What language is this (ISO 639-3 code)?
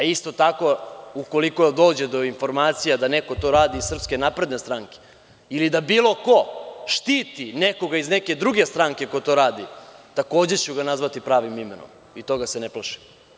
srp